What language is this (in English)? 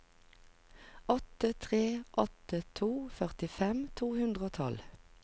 Norwegian